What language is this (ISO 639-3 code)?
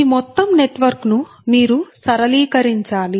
tel